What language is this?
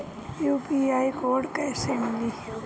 Bhojpuri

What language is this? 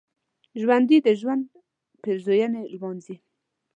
Pashto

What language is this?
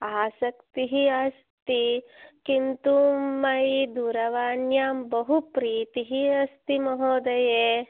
Sanskrit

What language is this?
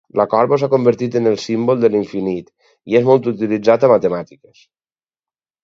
Catalan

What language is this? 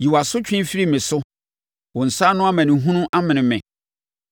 Akan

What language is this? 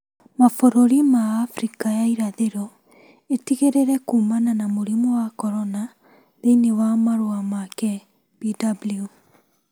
Kikuyu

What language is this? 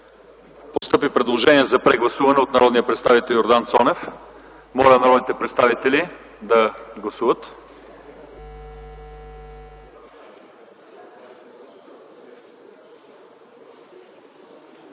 Bulgarian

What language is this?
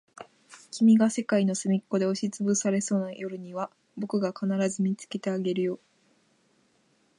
Japanese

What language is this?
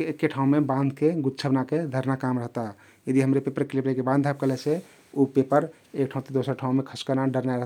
Kathoriya Tharu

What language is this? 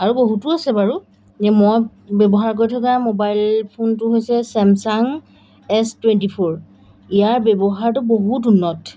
Assamese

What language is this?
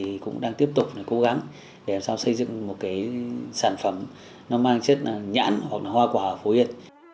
Vietnamese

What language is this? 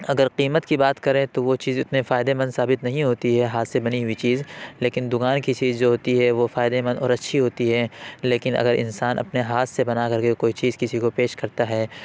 Urdu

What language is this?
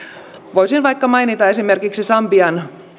Finnish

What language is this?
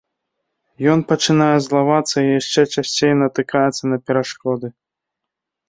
Belarusian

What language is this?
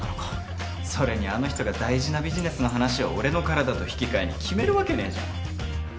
Japanese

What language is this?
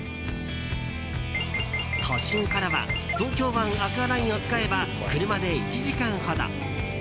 Japanese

